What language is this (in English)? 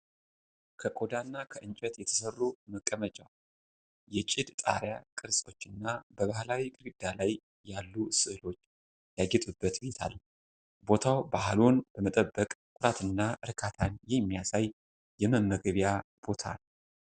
Amharic